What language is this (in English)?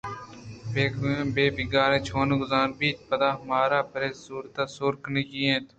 Eastern Balochi